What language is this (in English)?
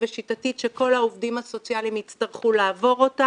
Hebrew